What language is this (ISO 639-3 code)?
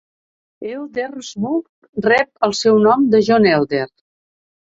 cat